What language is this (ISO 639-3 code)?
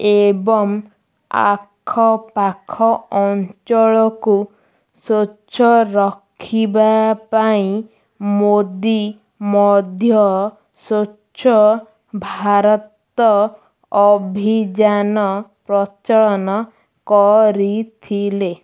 ori